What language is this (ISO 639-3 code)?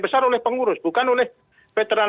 ind